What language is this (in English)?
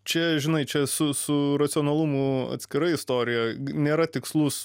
Lithuanian